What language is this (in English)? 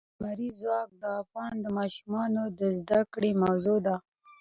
Pashto